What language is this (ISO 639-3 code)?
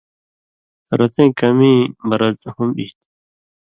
mvy